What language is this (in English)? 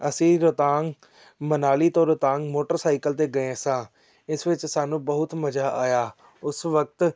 Punjabi